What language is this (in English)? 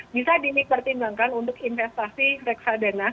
Indonesian